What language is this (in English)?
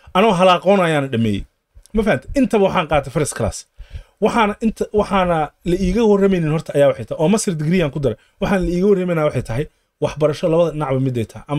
Arabic